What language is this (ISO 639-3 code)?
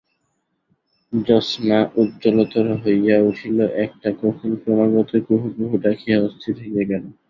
ben